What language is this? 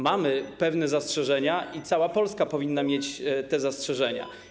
Polish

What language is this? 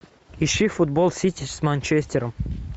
Russian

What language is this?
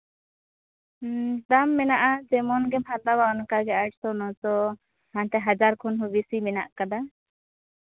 Santali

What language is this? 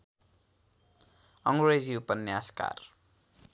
Nepali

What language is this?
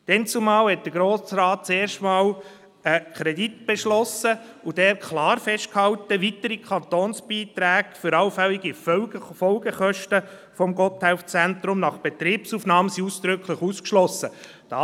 Swiss German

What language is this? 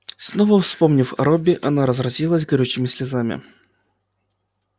Russian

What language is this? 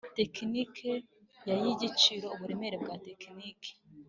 Kinyarwanda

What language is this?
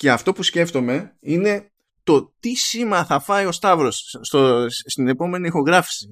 Greek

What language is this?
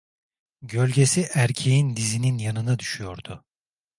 Turkish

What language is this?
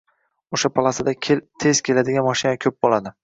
Uzbek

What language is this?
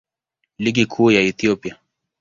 Swahili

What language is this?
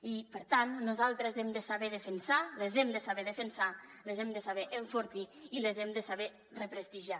Catalan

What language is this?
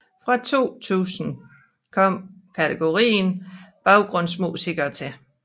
Danish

